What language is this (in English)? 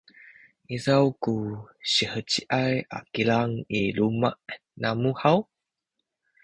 Sakizaya